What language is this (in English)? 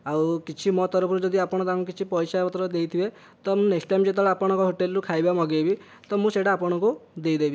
Odia